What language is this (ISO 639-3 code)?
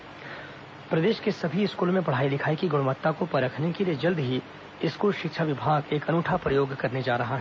hin